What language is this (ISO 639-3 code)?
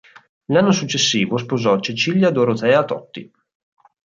ita